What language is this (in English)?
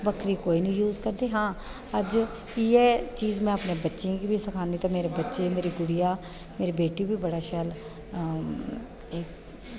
Dogri